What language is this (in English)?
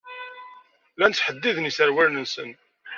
Kabyle